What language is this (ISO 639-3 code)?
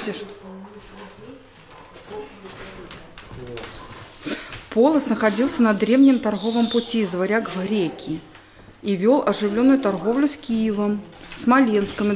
rus